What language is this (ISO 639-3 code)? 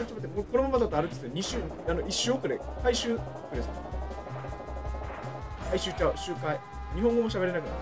jpn